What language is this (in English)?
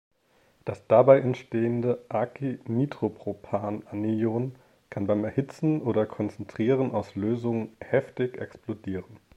German